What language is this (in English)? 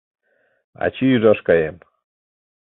Mari